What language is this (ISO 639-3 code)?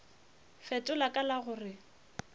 nso